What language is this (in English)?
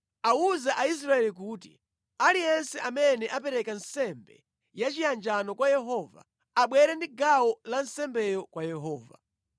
Nyanja